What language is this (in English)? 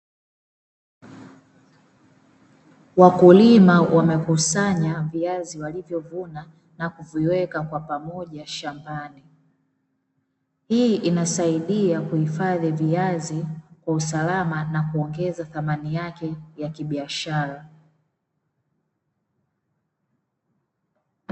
Swahili